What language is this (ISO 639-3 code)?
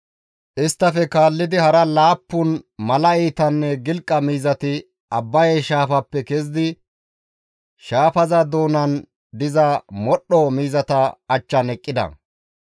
gmv